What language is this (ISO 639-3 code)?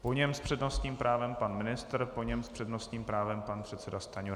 ces